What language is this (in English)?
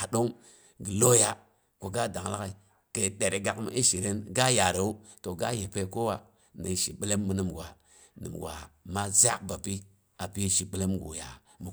Boghom